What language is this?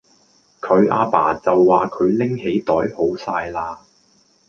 Cantonese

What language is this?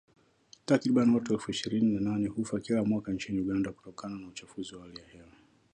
Swahili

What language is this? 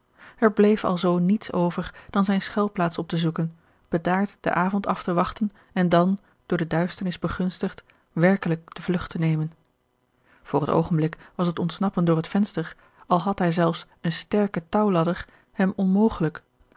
Dutch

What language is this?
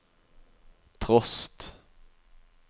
Norwegian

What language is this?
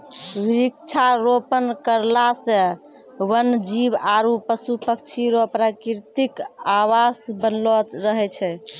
Maithili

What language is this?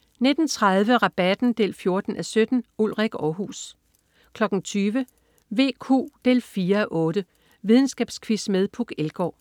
Danish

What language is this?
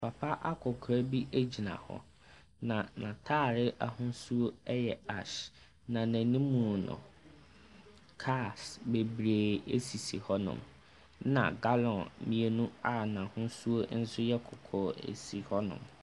Akan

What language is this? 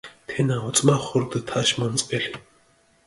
Mingrelian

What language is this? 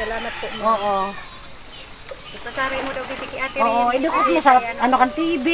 Filipino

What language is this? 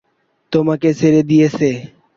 Bangla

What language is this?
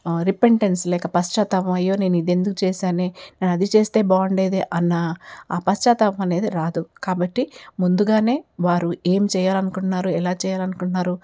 Telugu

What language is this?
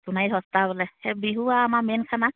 Assamese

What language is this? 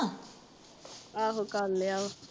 Punjabi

